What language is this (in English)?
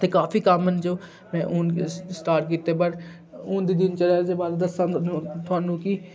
Dogri